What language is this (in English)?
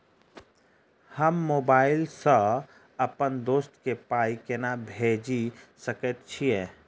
Maithili